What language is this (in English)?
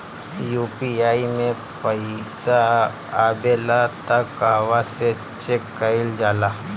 Bhojpuri